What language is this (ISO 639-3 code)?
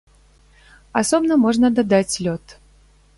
bel